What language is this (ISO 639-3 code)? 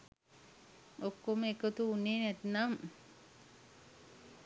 sin